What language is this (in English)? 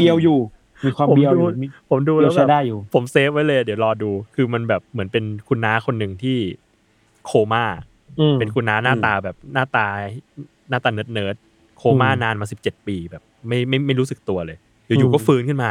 Thai